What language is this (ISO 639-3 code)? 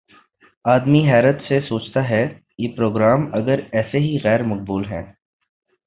urd